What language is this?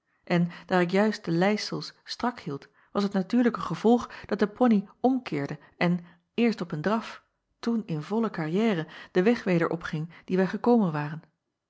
Dutch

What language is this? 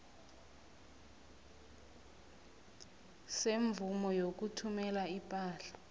South Ndebele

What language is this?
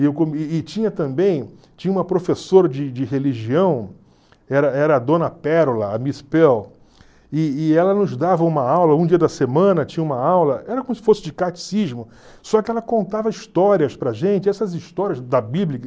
Portuguese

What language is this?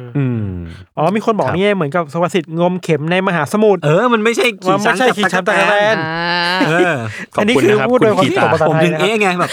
Thai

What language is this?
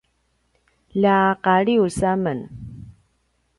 Paiwan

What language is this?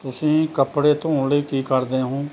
Punjabi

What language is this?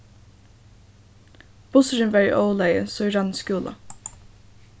Faroese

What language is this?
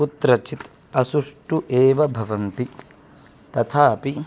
Sanskrit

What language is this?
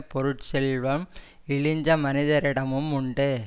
Tamil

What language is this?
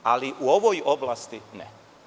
Serbian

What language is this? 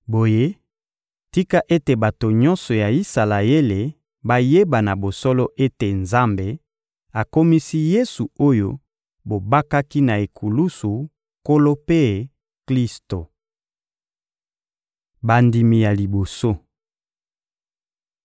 Lingala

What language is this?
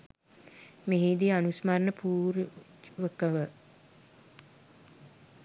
Sinhala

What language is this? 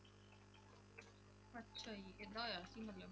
Punjabi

